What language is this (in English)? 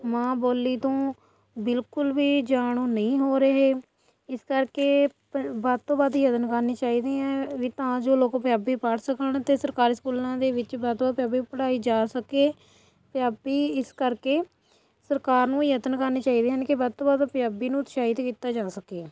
Punjabi